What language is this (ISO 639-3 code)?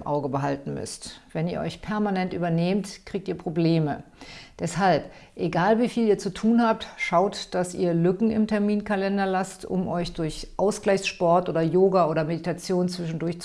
deu